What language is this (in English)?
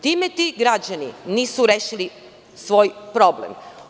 Serbian